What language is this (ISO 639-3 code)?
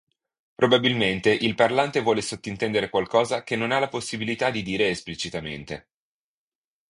ita